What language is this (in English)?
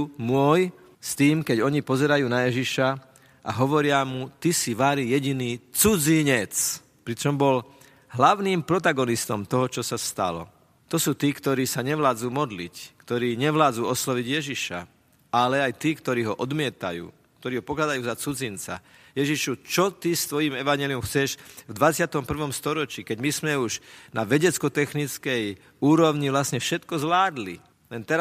Slovak